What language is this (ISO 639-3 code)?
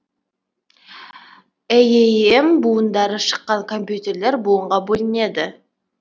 kaz